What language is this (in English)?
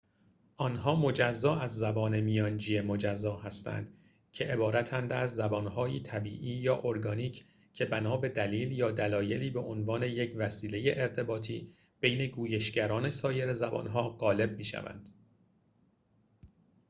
Persian